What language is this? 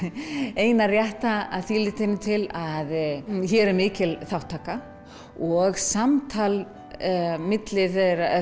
Icelandic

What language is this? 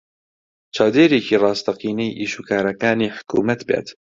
Central Kurdish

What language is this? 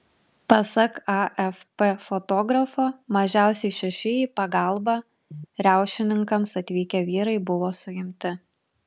Lithuanian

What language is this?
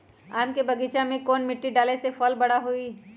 Magahi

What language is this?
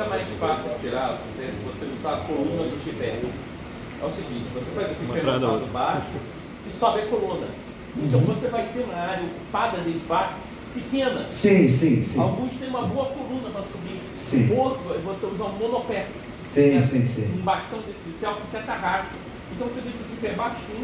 Portuguese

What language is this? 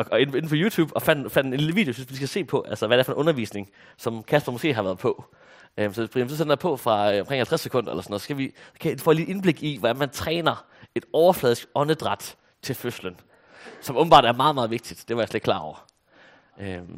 Danish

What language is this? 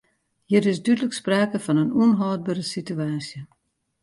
Western Frisian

